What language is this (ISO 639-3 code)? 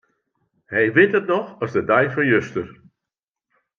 fry